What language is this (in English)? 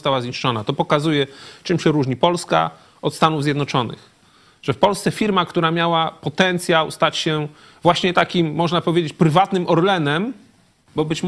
Polish